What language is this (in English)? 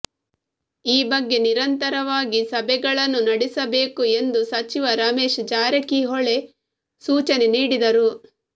Kannada